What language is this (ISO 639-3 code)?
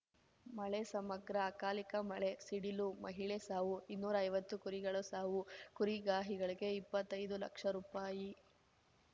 kan